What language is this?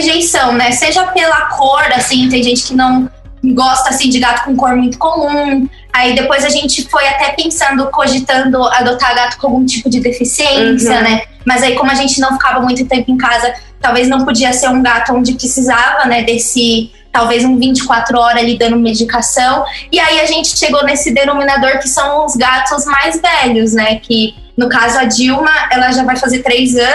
Portuguese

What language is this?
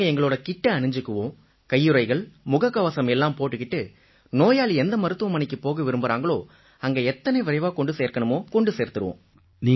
Tamil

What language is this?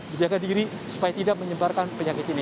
Indonesian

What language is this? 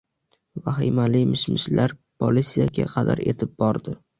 Uzbek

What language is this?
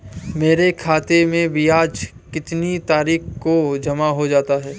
Hindi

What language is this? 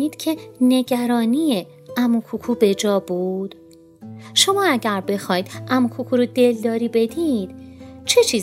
Persian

